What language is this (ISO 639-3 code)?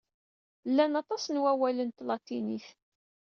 kab